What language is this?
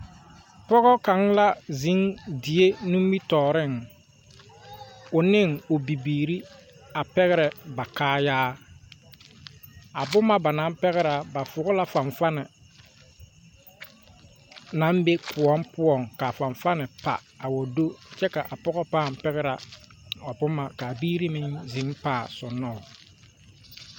Southern Dagaare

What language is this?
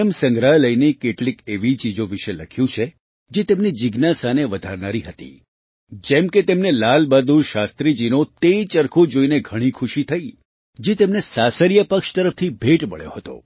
Gujarati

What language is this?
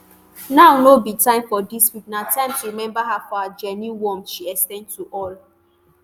Nigerian Pidgin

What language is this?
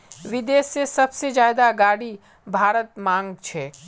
Magahi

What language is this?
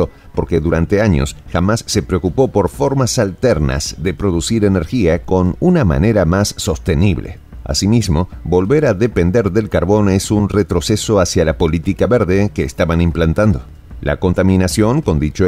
Spanish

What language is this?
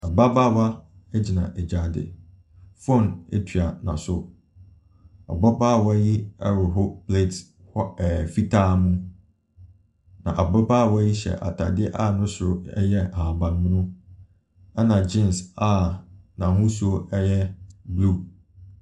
Akan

